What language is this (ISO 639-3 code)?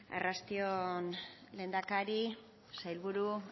eus